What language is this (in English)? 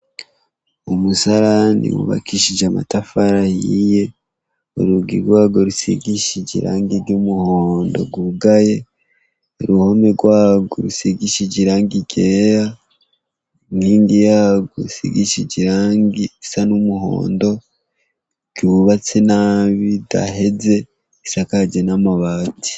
Rundi